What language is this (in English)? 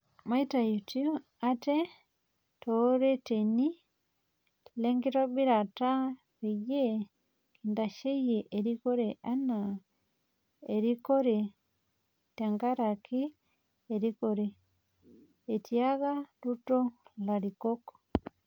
Masai